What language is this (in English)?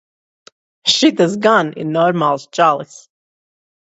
Latvian